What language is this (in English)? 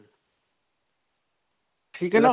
Punjabi